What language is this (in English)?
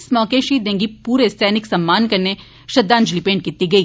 Dogri